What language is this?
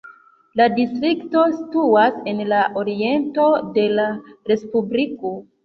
Esperanto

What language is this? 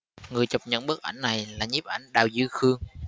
Vietnamese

